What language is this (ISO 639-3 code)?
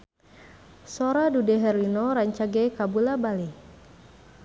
sun